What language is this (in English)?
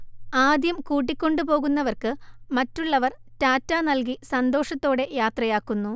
Malayalam